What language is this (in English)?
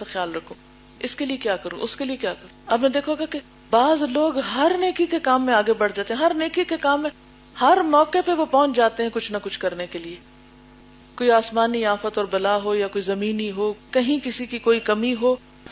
Urdu